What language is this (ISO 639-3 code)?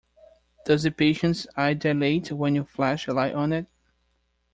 eng